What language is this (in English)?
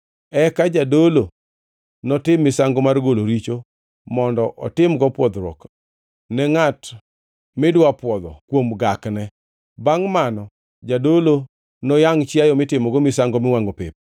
Luo (Kenya and Tanzania)